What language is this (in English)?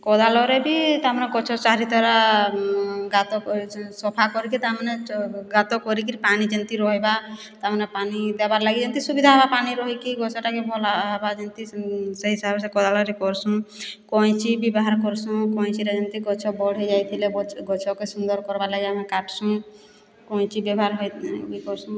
Odia